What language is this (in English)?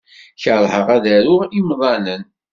Kabyle